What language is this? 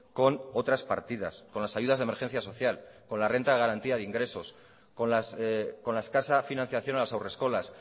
Spanish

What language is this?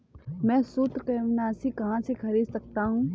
Hindi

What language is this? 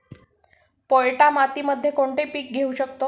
Marathi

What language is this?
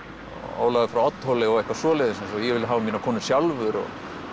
Icelandic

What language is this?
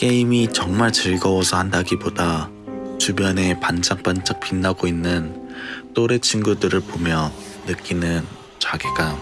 Korean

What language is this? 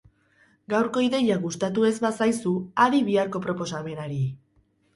Basque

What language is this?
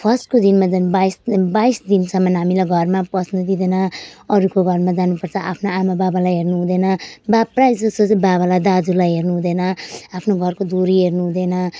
Nepali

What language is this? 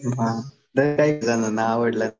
Marathi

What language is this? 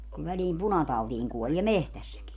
Finnish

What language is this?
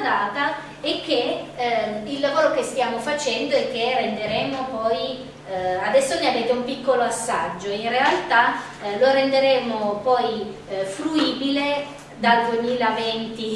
Italian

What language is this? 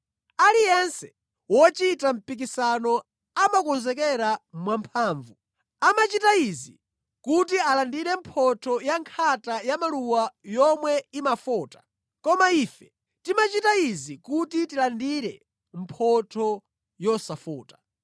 Nyanja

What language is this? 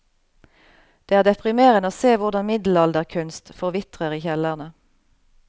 Norwegian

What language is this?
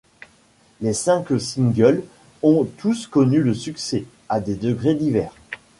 French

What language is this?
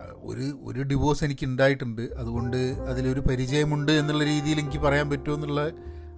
Malayalam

